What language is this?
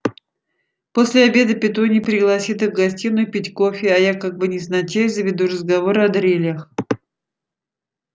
Russian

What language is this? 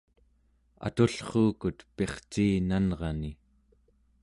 Central Yupik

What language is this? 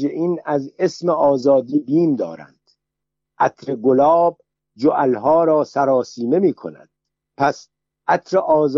Persian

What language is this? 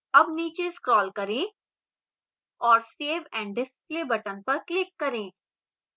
Hindi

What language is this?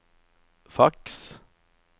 Norwegian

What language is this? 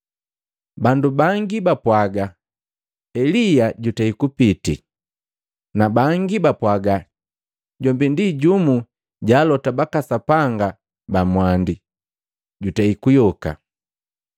Matengo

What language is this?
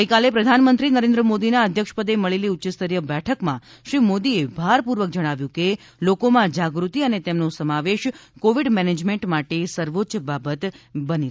Gujarati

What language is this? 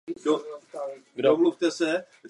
Czech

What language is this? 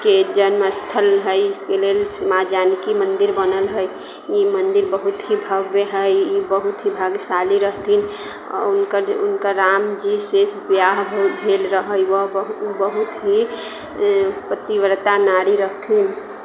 Maithili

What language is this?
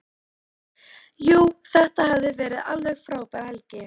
Icelandic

